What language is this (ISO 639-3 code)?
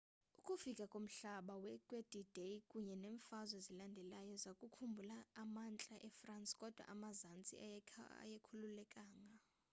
xho